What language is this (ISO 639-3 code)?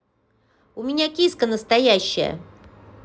rus